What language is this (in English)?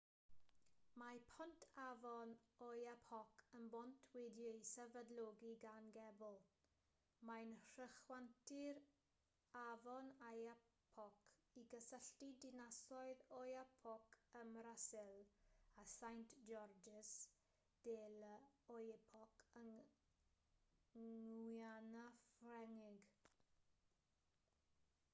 Welsh